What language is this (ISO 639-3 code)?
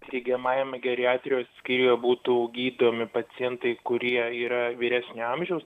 lit